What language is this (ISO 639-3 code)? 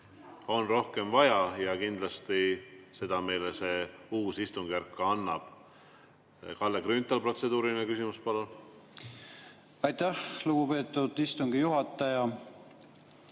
est